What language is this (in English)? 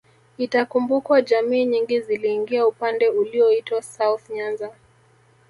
Swahili